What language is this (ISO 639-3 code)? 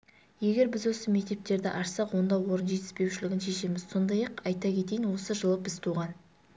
kaz